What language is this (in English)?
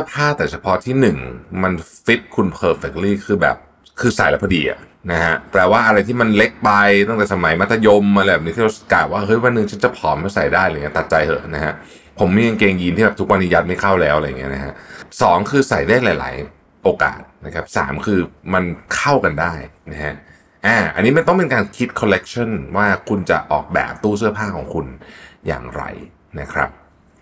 Thai